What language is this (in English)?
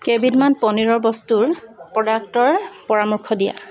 Assamese